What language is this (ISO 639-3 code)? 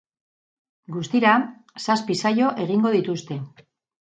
eus